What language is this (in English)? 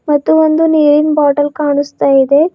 Kannada